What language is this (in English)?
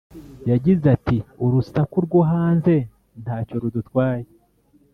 Kinyarwanda